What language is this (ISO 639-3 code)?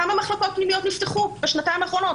heb